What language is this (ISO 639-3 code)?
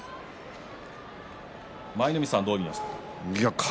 jpn